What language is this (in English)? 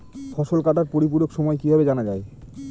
Bangla